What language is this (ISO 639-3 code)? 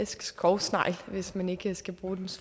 dan